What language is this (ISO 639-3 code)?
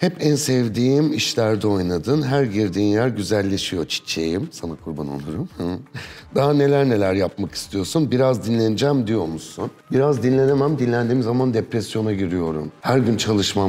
tur